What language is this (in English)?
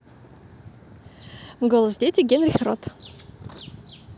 Russian